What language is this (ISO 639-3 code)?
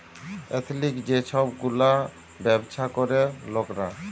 ben